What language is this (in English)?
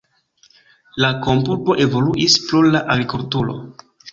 Esperanto